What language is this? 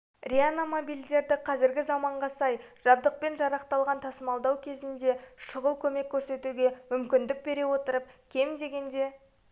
Kazakh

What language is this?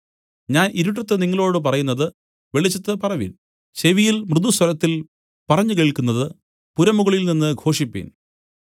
Malayalam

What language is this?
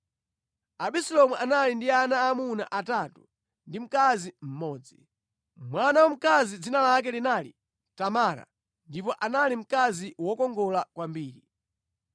Nyanja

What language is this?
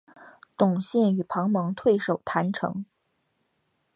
Chinese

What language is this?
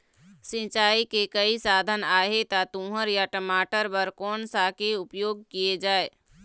Chhattisgarhi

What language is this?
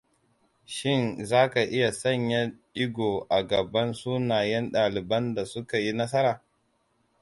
Hausa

